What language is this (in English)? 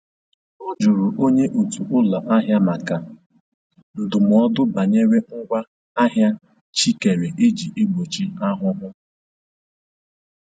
Igbo